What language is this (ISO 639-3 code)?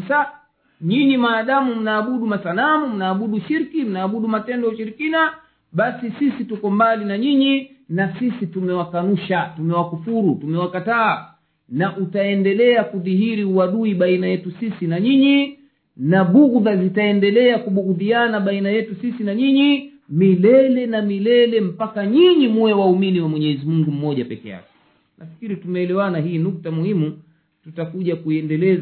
swa